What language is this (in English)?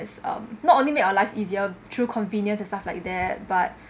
English